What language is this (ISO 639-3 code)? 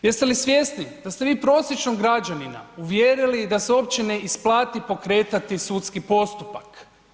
hrv